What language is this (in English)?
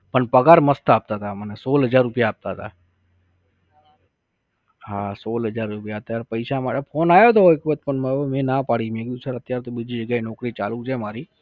Gujarati